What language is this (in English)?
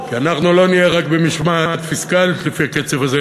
Hebrew